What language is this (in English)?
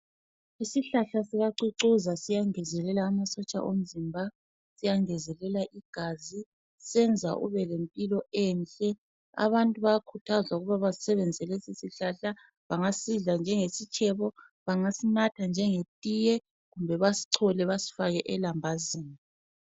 North Ndebele